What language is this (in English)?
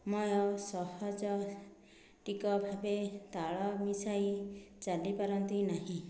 Odia